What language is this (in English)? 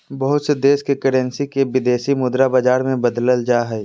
Magahi